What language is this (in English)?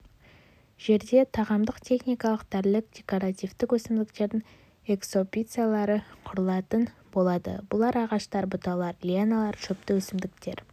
Kazakh